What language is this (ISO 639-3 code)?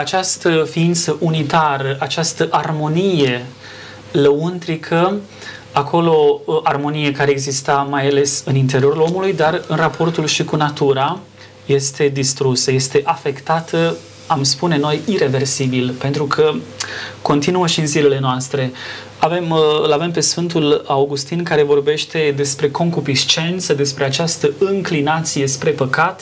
ron